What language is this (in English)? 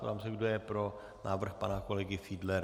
Czech